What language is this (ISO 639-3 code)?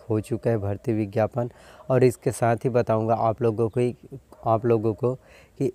hin